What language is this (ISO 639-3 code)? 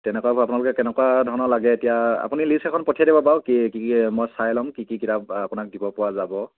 asm